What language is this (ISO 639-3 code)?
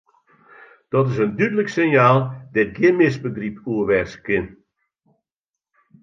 fry